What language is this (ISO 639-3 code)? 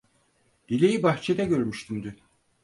tur